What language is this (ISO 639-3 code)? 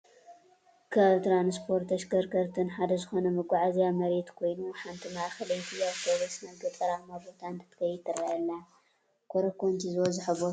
tir